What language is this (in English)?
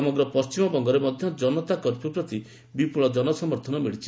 Odia